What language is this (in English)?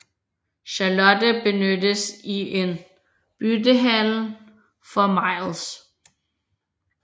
Danish